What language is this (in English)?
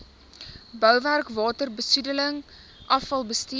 Afrikaans